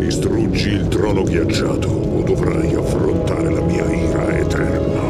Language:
Italian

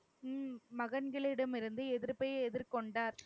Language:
Tamil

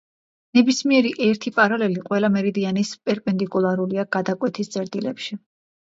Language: Georgian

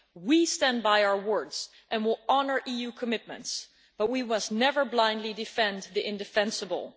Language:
English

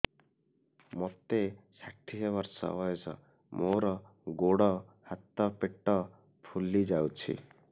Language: Odia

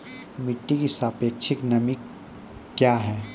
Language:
Maithili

